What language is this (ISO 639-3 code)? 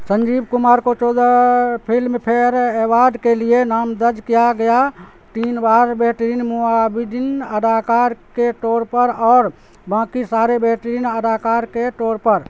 urd